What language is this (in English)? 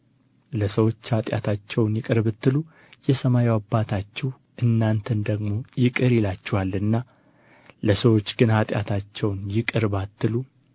Amharic